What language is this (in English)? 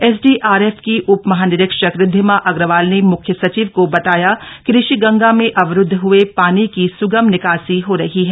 Hindi